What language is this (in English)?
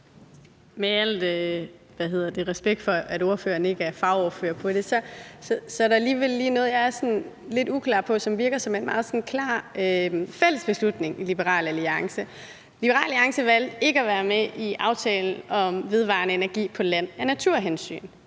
Danish